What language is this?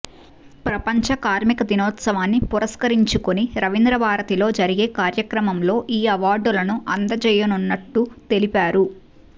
Telugu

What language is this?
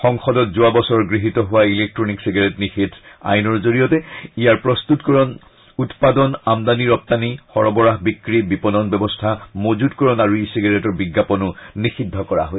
Assamese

